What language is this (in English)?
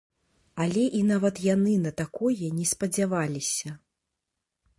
Belarusian